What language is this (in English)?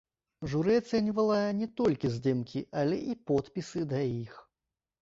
Belarusian